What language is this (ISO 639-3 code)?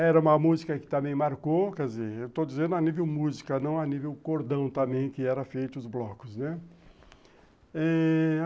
por